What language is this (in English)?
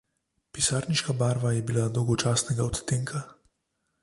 Slovenian